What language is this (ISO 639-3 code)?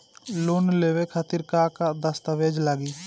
bho